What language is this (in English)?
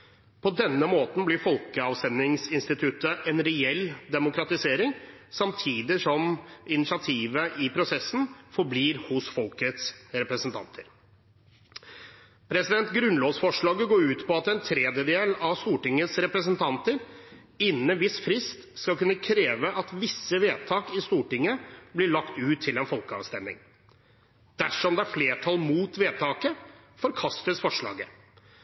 Norwegian Bokmål